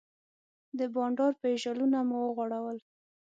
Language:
Pashto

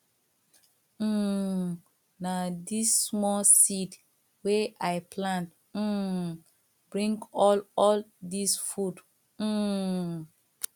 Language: Nigerian Pidgin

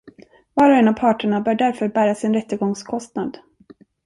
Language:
Swedish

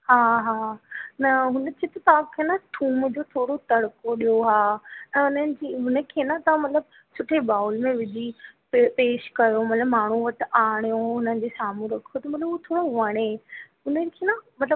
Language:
Sindhi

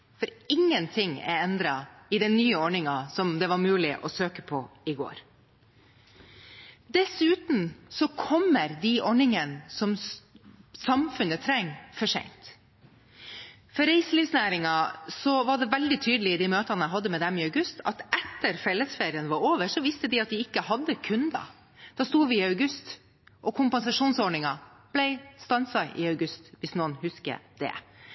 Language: Norwegian Bokmål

